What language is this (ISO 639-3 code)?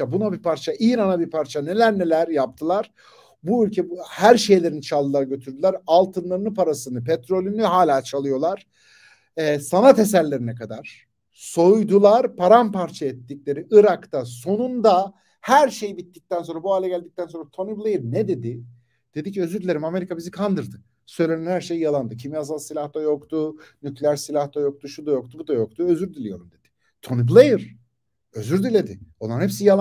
tur